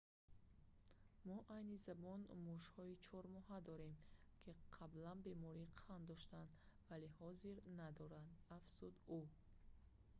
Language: Tajik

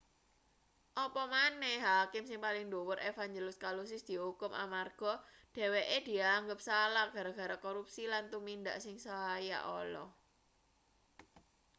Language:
Javanese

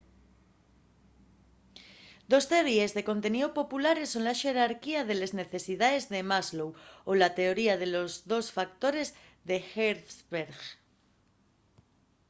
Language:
Asturian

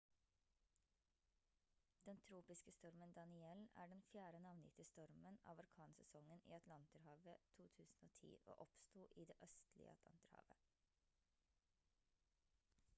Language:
Norwegian Bokmål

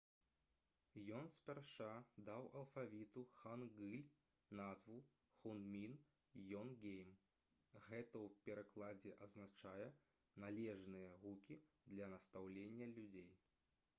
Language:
Belarusian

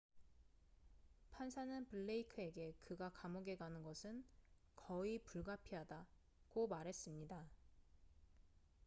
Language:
Korean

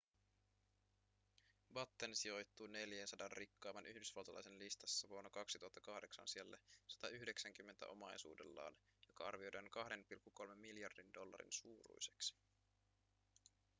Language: Finnish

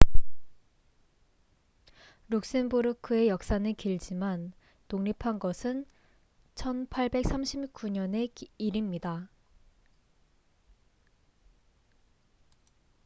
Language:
Korean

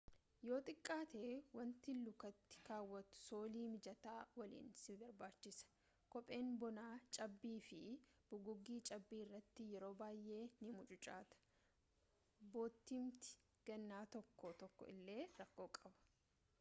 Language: Oromo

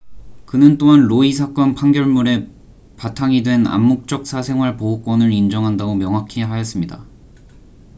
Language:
Korean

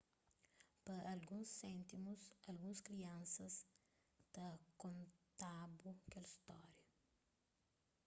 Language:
Kabuverdianu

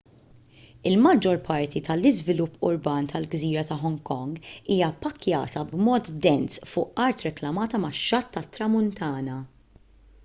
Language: Maltese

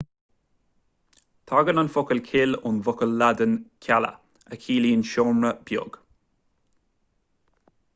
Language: Irish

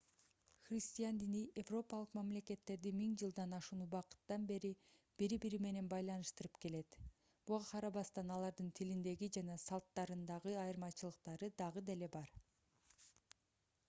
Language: Kyrgyz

